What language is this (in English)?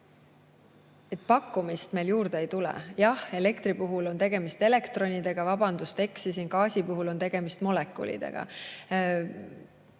Estonian